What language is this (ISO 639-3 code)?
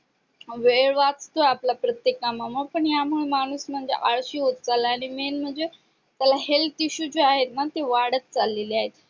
mar